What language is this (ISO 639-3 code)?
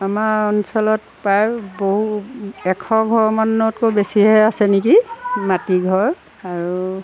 asm